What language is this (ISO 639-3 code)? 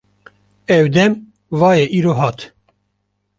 kur